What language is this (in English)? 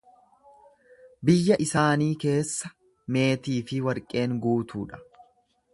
Oromo